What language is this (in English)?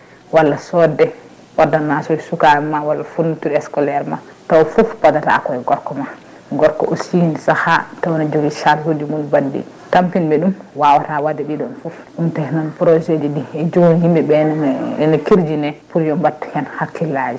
Fula